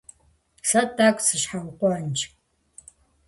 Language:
Kabardian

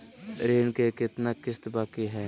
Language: Magahi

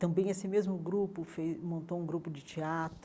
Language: Portuguese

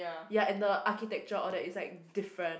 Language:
English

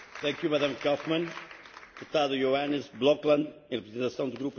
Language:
Dutch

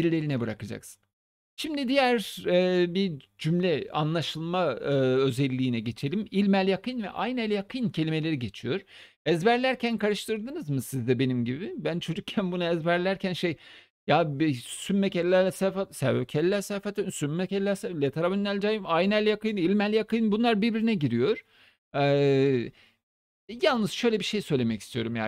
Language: Turkish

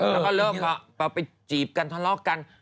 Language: Thai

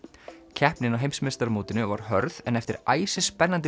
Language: Icelandic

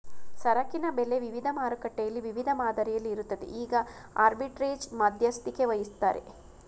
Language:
Kannada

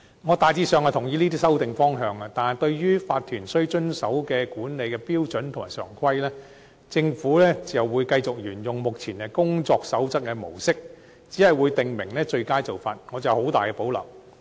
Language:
Cantonese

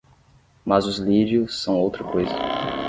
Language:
Portuguese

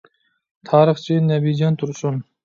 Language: Uyghur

